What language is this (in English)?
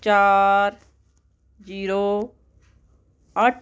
Punjabi